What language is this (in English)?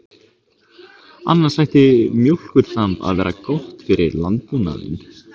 Icelandic